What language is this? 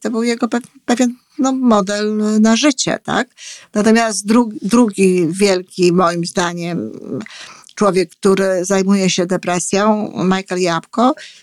Polish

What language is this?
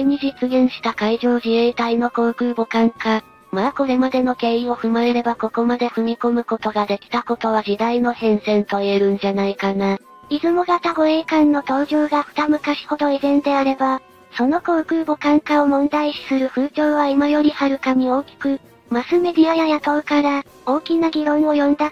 Japanese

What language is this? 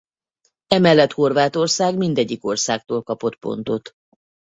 Hungarian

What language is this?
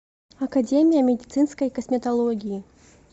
Russian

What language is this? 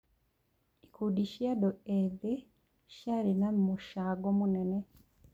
Kikuyu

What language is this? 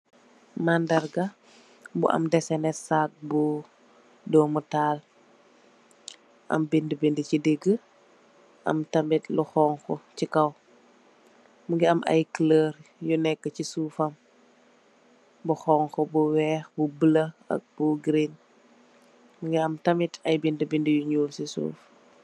Wolof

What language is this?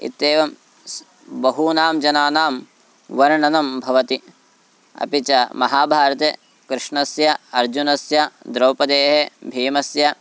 Sanskrit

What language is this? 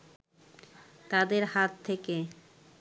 Bangla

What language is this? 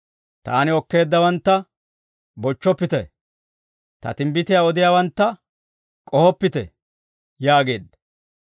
Dawro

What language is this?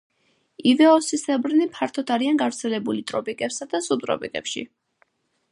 Georgian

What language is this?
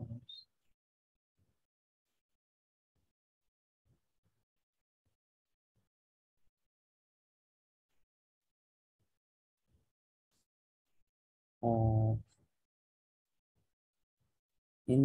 Turkish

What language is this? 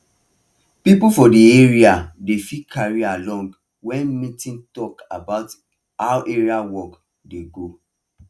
Nigerian Pidgin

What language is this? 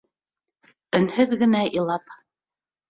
Bashkir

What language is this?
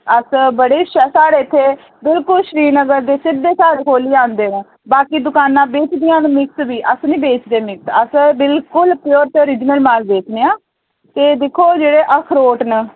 Dogri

